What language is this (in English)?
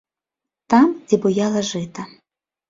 Belarusian